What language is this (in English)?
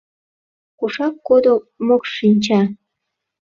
Mari